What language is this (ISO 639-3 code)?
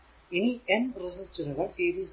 mal